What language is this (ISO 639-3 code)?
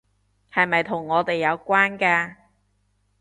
yue